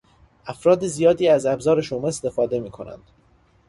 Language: Persian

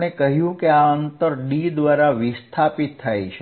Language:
Gujarati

